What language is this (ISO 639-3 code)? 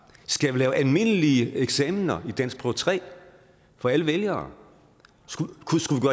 dan